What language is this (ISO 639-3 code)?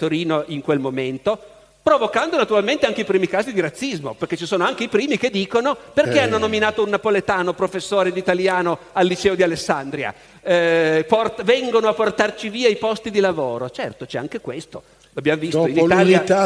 ita